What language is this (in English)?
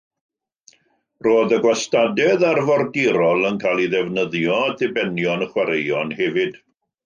Welsh